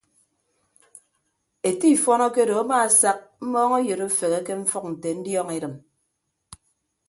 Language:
Ibibio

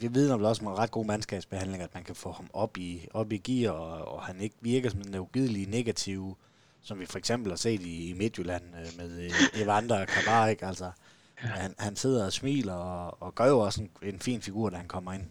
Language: Danish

